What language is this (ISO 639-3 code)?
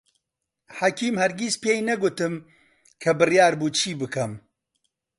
ckb